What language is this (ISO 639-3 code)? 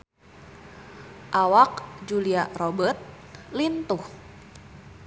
sun